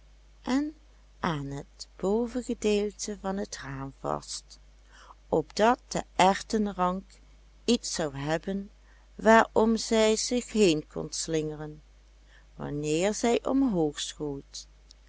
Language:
Dutch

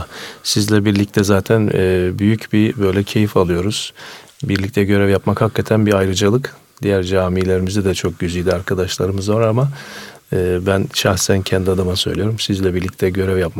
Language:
Turkish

